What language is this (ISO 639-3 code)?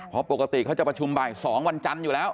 tha